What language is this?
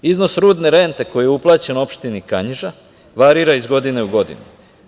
Serbian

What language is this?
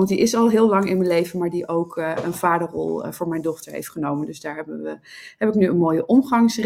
Dutch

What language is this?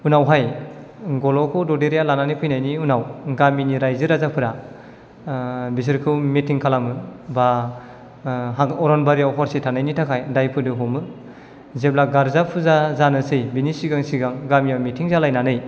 Bodo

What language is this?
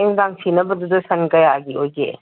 Manipuri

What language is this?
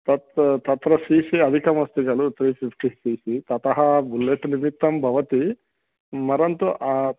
Sanskrit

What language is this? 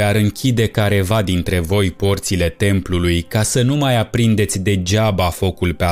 Romanian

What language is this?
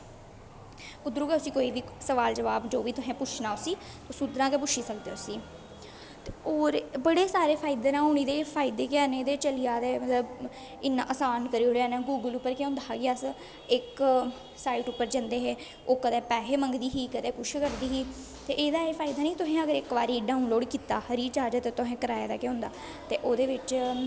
Dogri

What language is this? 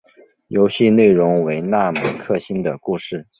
Chinese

